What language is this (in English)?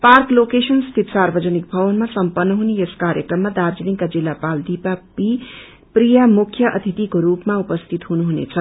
Nepali